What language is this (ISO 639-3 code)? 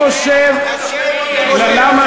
heb